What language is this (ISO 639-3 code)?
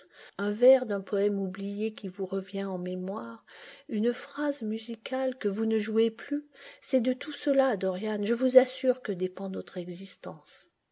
fra